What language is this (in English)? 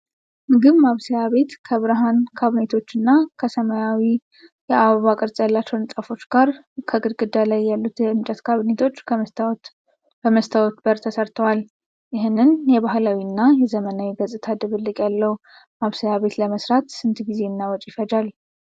Amharic